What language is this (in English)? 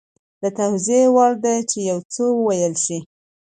Pashto